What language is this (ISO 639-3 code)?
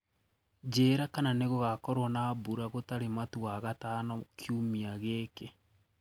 kik